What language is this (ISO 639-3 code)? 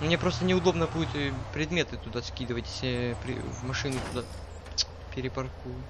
rus